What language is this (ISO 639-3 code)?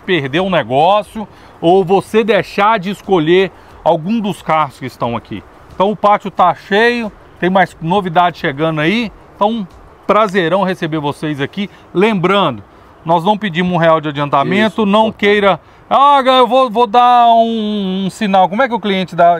por